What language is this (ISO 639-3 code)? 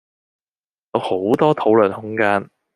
yue